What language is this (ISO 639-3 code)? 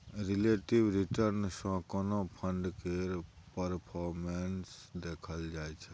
mai